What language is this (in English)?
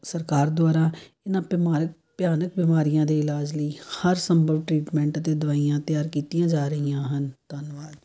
Punjabi